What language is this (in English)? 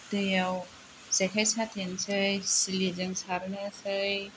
Bodo